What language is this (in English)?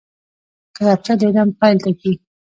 Pashto